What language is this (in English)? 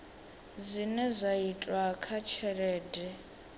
Venda